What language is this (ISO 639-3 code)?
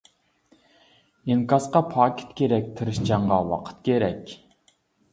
uig